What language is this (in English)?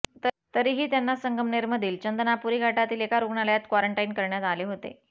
Marathi